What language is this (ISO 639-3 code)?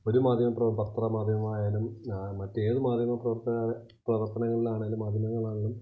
mal